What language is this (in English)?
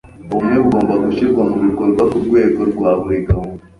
Kinyarwanda